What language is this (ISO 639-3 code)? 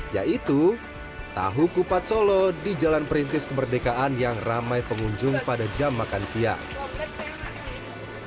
ind